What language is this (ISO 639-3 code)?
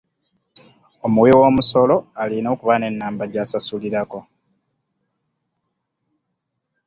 lug